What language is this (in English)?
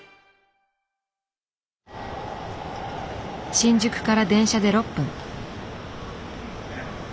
Japanese